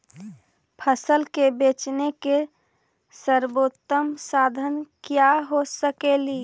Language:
Magahi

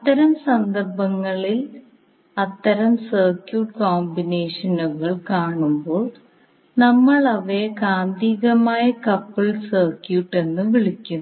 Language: Malayalam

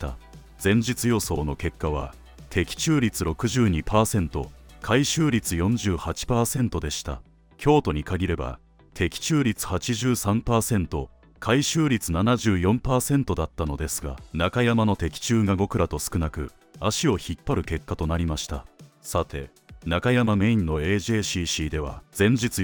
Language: Japanese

